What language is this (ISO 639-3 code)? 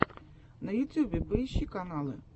rus